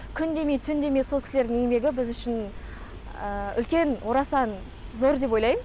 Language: Kazakh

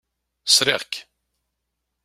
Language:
Kabyle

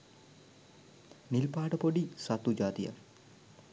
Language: Sinhala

